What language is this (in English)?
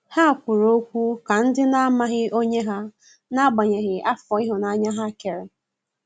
Igbo